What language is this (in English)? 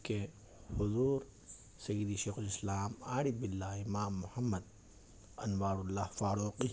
Urdu